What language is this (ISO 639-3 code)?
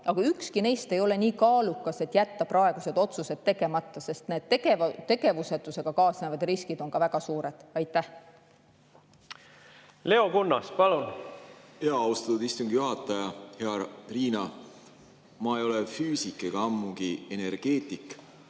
est